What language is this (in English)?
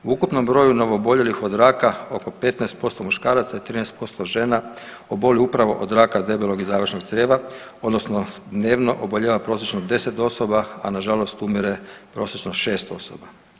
Croatian